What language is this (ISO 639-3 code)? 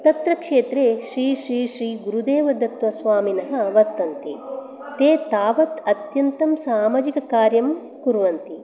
san